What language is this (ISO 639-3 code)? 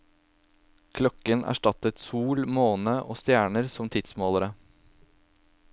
nor